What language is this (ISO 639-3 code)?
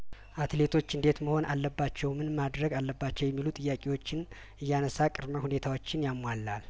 amh